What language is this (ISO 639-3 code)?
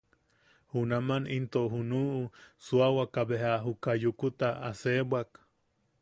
yaq